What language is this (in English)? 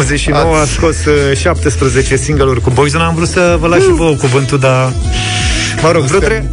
Romanian